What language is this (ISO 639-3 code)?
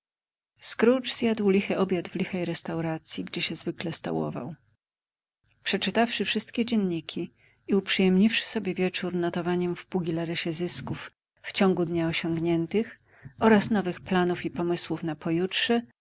pol